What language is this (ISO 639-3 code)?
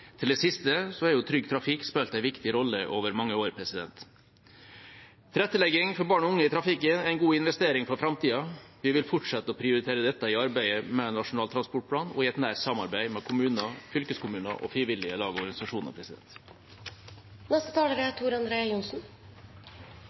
nob